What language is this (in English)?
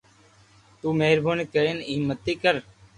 Loarki